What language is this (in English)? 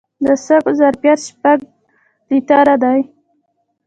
Pashto